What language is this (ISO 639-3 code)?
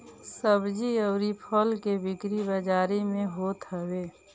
bho